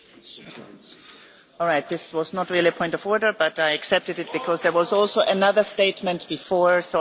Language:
English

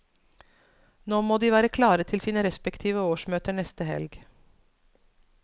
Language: Norwegian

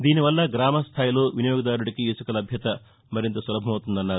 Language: Telugu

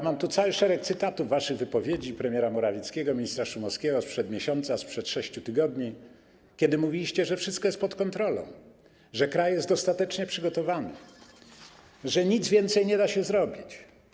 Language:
Polish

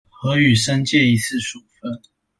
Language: Chinese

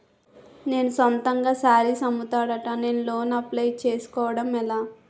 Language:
Telugu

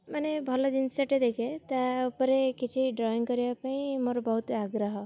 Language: Odia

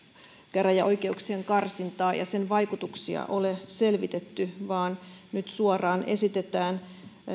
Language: Finnish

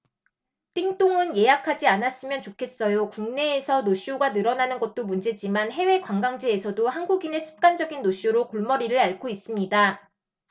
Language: Korean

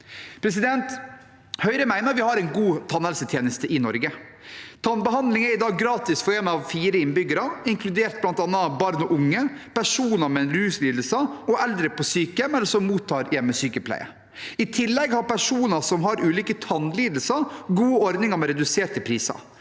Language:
Norwegian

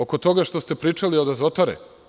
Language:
Serbian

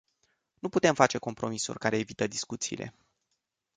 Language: Romanian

